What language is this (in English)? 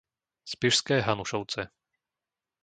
Slovak